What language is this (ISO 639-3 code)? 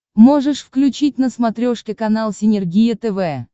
rus